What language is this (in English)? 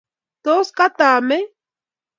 Kalenjin